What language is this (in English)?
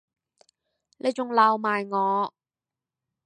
Cantonese